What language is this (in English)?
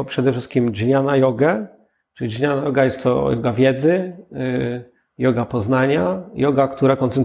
Polish